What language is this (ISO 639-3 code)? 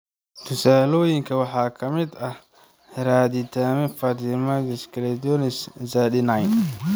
som